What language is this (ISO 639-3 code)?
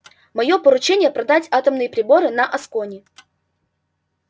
rus